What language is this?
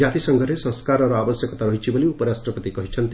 Odia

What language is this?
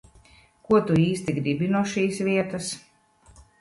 Latvian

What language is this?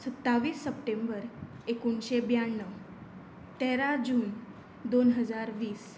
Konkani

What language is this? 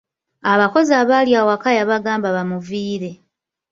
Ganda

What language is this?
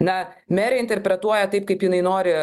Lithuanian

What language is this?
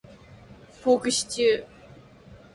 Japanese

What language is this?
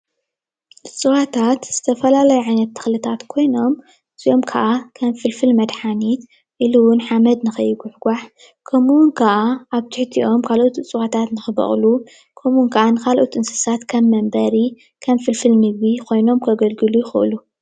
Tigrinya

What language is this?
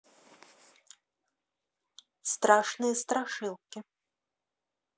Russian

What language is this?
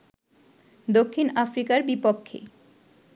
Bangla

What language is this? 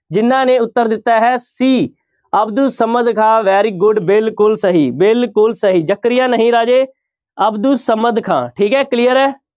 Punjabi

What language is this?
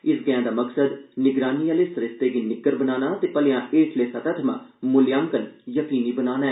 Dogri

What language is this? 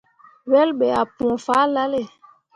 Mundang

